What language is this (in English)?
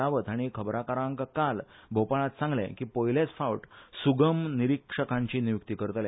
Konkani